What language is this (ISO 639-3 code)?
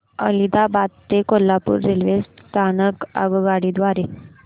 mar